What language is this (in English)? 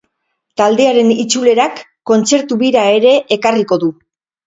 Basque